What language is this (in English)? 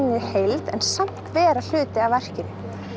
Icelandic